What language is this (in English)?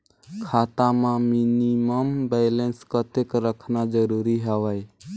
Chhattisgarhi